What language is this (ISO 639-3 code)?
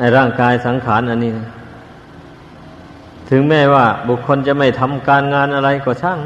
tha